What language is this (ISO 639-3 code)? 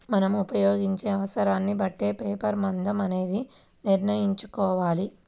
tel